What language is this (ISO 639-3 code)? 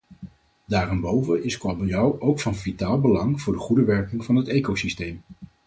nld